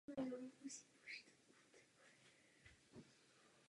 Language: Czech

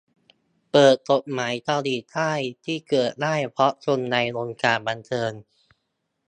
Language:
Thai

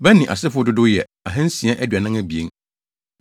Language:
Akan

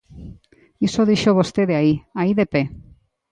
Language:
Galician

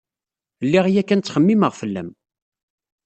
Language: Kabyle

